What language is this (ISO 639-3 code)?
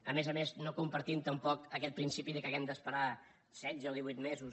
cat